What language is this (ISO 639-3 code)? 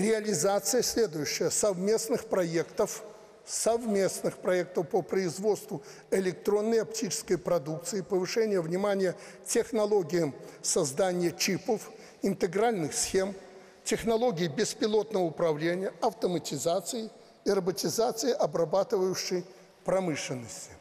rus